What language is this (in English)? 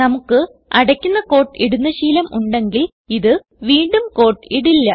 Malayalam